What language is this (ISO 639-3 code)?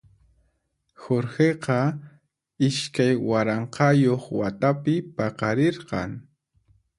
qxp